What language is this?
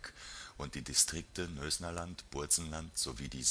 German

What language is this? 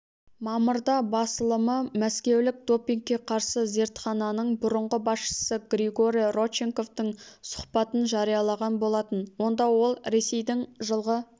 Kazakh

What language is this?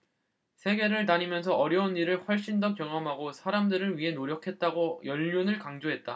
Korean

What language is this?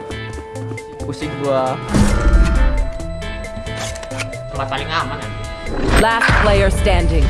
Indonesian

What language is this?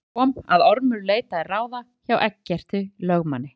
Icelandic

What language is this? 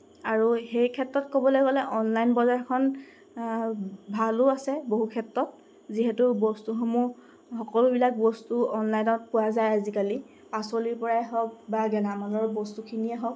Assamese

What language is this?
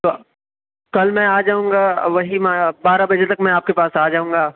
Urdu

